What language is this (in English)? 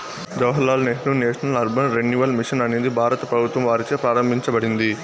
Telugu